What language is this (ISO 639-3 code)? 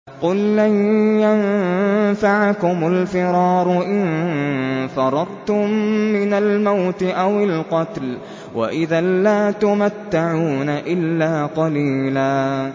ara